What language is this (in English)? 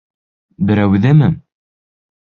Bashkir